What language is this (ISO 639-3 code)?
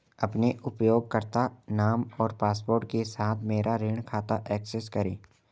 hin